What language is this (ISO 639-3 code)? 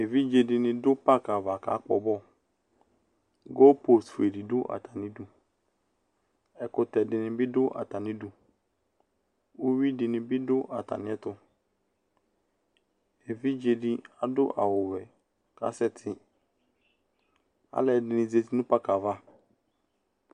kpo